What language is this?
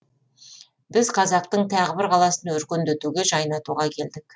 Kazakh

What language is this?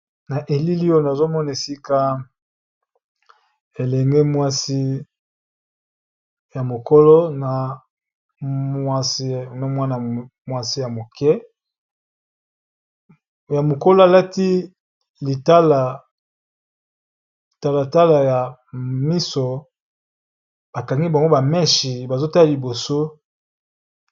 Lingala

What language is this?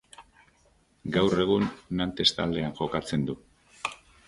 Basque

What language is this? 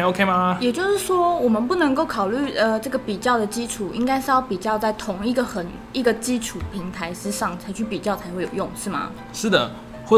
Chinese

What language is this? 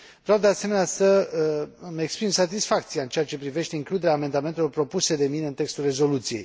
Romanian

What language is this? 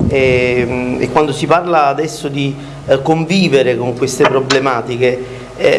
Italian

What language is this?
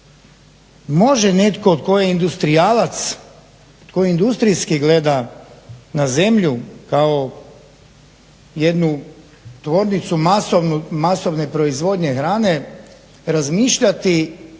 Croatian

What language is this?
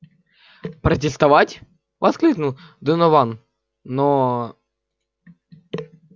Russian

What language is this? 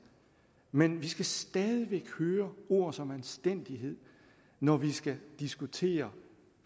Danish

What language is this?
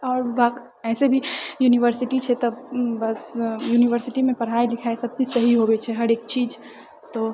Maithili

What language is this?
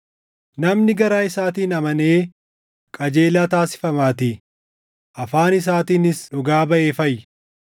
Oromo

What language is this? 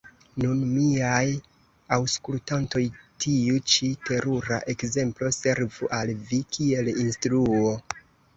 Esperanto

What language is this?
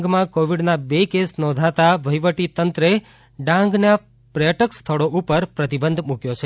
Gujarati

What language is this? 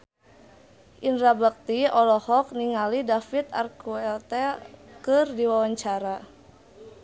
Sundanese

